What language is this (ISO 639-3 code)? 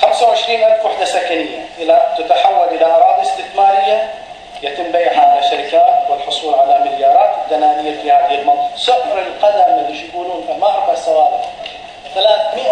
ara